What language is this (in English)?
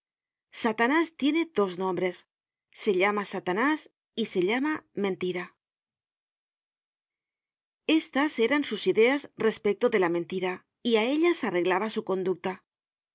Spanish